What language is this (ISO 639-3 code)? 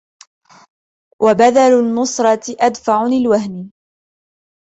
ara